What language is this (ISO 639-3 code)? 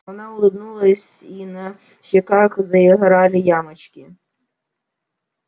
rus